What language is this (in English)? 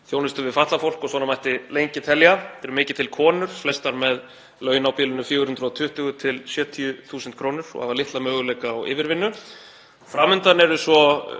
Icelandic